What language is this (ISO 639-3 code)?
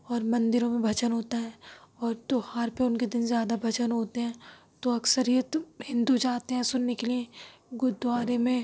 urd